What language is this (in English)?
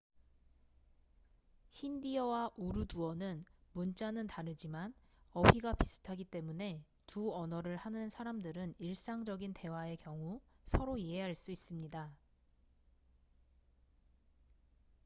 Korean